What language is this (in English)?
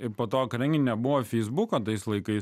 Lithuanian